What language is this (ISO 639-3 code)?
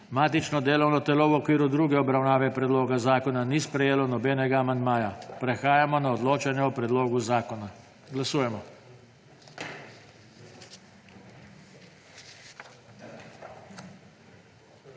slv